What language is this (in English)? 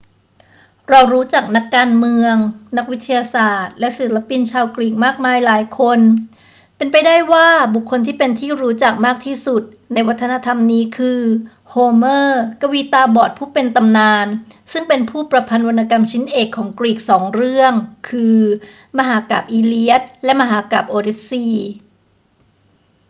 Thai